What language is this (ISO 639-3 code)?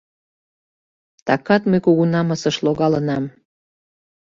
chm